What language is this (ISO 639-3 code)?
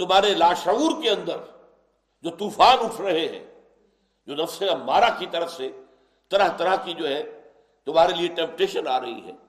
urd